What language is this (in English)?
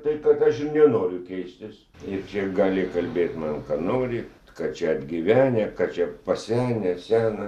Lithuanian